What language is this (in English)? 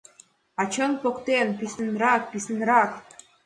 Mari